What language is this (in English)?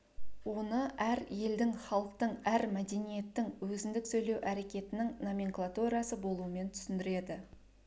Kazakh